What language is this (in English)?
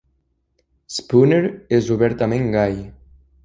Catalan